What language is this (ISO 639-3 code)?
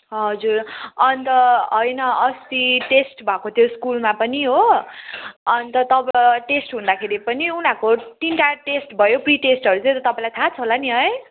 nep